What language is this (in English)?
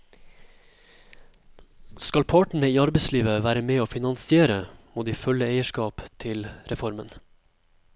Norwegian